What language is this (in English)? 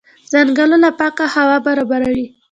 Pashto